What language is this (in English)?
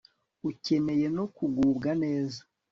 Kinyarwanda